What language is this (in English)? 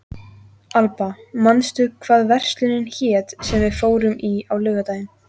Icelandic